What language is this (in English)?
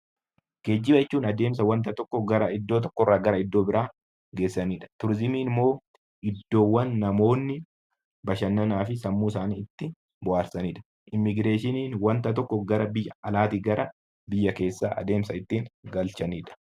Oromo